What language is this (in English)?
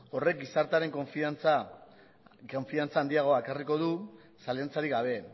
Basque